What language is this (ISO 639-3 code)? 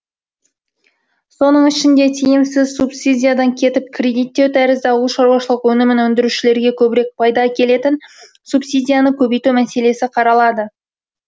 kaz